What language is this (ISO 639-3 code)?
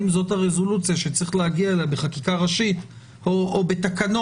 heb